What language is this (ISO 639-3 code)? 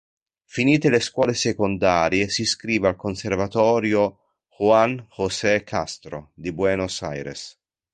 ita